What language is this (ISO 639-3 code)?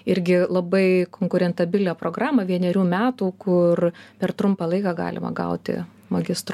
lit